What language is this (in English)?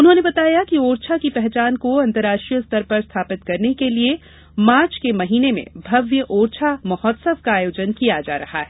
Hindi